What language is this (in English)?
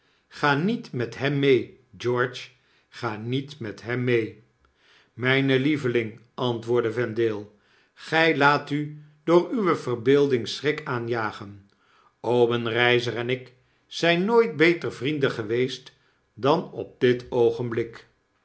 Dutch